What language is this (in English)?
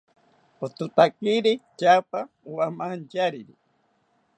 South Ucayali Ashéninka